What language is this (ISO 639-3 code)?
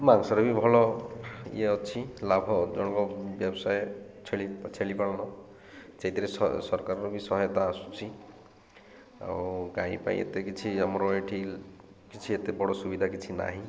ori